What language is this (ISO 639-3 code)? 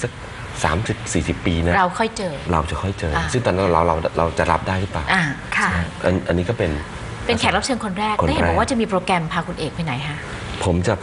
tha